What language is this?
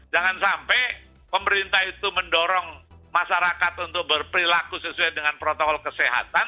Indonesian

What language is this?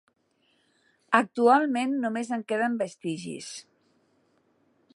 Catalan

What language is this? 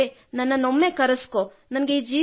Kannada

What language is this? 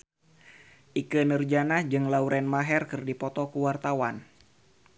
Sundanese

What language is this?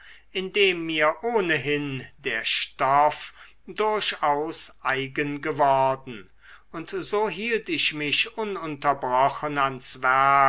German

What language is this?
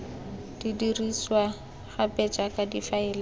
Tswana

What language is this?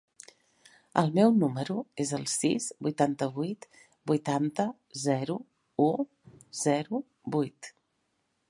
Catalan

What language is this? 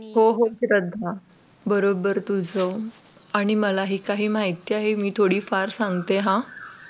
Marathi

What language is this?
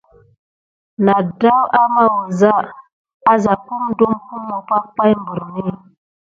Gidar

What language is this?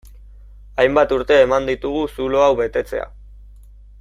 Basque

